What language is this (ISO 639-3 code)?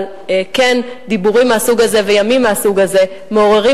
heb